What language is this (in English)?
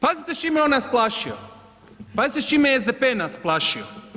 Croatian